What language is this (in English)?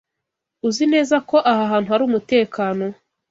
Kinyarwanda